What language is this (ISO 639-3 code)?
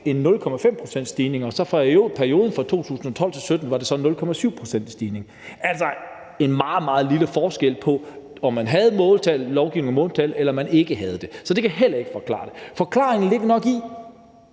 dan